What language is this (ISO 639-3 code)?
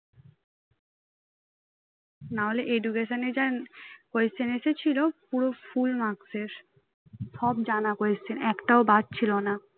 ben